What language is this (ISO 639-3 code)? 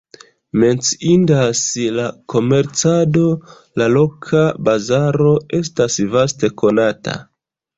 epo